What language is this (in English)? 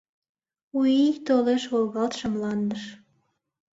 Mari